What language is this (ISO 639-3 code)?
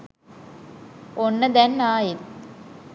sin